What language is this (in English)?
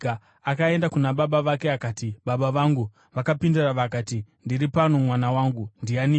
Shona